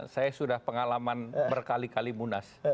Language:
Indonesian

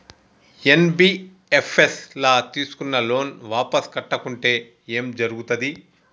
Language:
Telugu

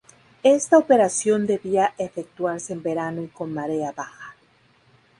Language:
Spanish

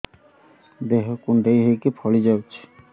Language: Odia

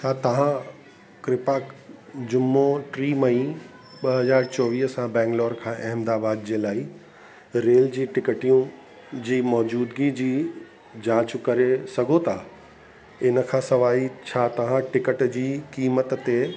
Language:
Sindhi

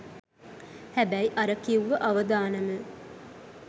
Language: Sinhala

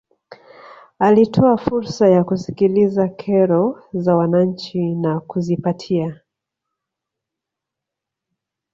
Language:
Swahili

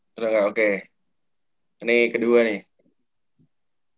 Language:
Indonesian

